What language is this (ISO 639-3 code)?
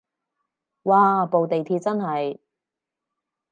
yue